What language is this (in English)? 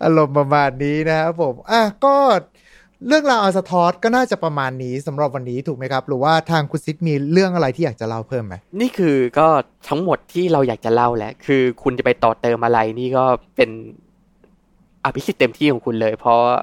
Thai